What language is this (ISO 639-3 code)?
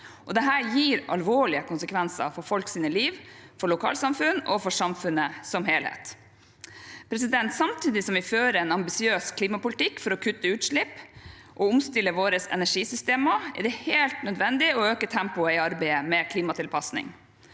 nor